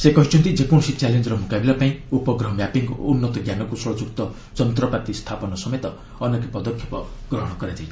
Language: Odia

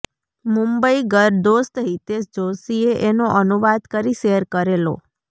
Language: Gujarati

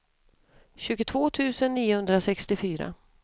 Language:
Swedish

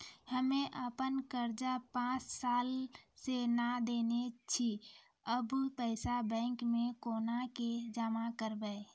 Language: Maithili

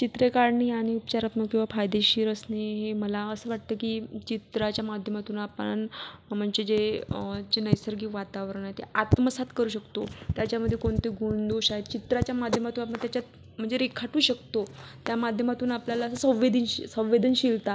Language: Marathi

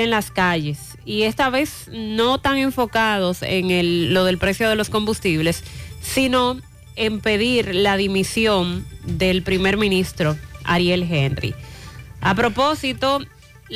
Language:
Spanish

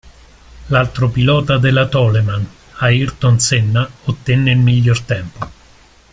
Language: Italian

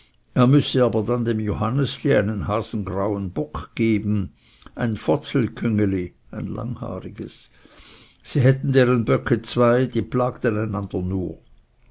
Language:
German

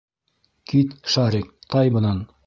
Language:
Bashkir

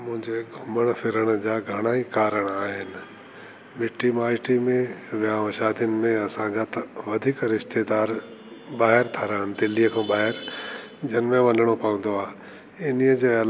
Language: Sindhi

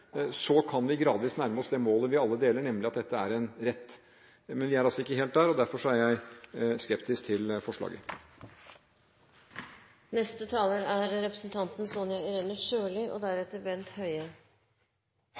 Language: Norwegian Bokmål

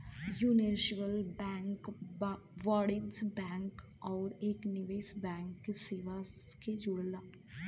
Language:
Bhojpuri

